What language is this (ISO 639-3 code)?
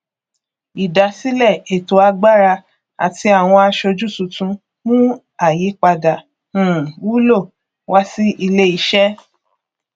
yor